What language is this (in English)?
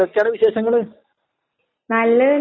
Malayalam